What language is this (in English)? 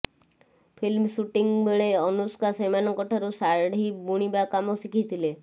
Odia